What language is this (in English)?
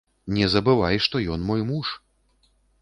Belarusian